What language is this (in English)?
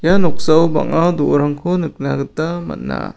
Garo